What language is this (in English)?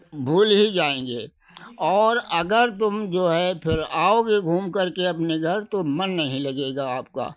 Hindi